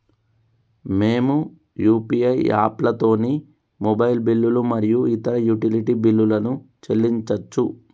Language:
Telugu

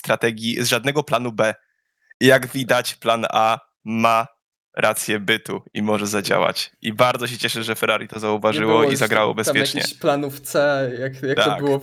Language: Polish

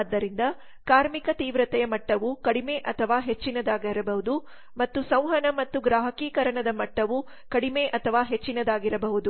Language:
Kannada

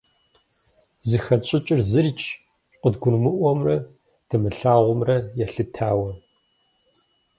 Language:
Kabardian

